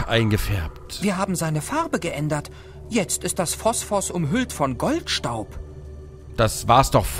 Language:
German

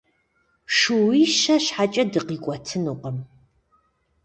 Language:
Kabardian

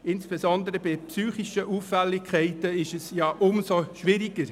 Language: Swiss German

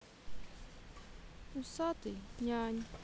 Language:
Russian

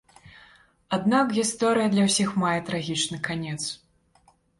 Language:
Belarusian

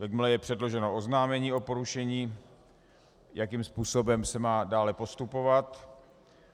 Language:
Czech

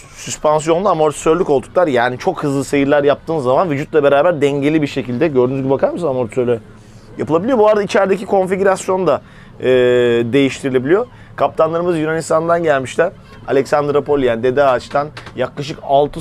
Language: Turkish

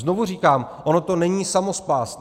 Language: Czech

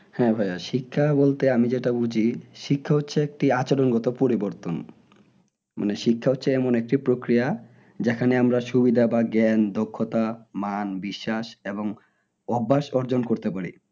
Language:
Bangla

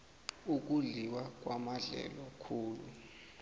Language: South Ndebele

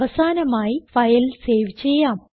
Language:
Malayalam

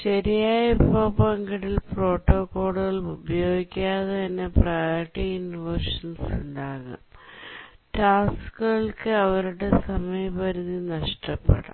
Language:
Malayalam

